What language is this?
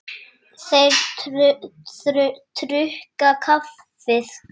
Icelandic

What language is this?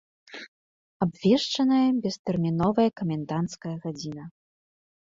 Belarusian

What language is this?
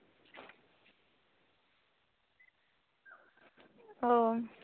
Santali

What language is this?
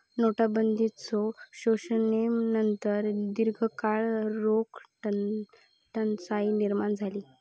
Marathi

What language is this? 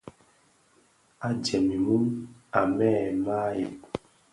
Bafia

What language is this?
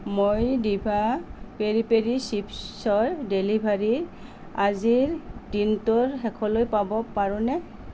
Assamese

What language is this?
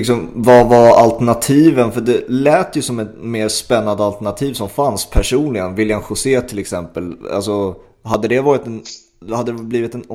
Swedish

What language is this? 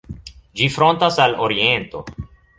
Esperanto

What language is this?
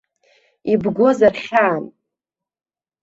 Abkhazian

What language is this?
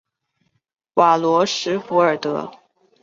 Chinese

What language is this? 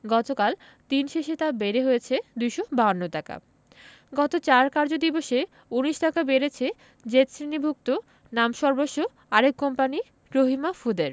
Bangla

